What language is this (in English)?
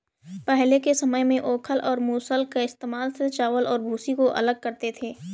Hindi